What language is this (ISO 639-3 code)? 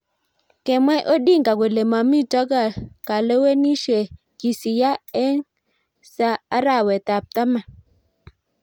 kln